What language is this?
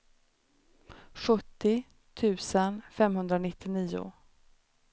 Swedish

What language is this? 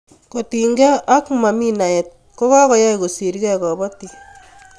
Kalenjin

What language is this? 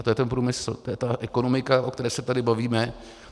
Czech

